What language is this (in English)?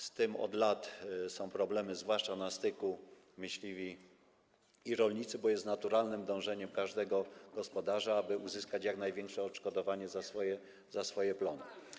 Polish